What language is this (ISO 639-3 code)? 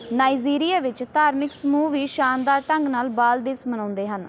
pan